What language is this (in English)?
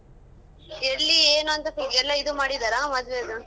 Kannada